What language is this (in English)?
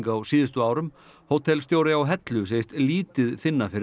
Icelandic